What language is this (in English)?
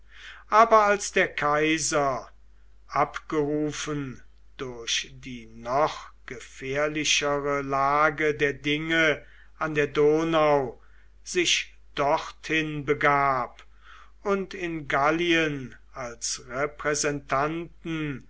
German